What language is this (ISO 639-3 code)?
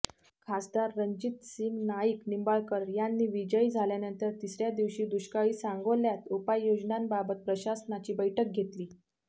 mar